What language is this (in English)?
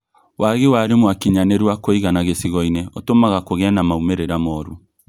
Kikuyu